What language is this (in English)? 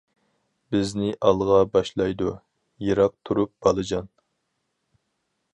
Uyghur